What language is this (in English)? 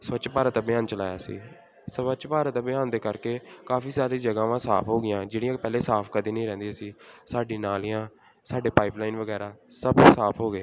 Punjabi